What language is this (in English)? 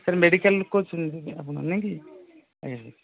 Odia